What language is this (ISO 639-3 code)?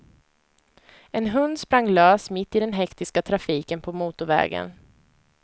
swe